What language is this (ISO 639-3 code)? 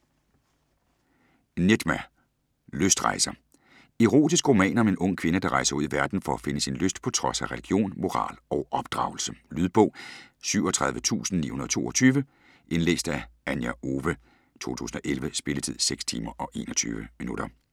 dan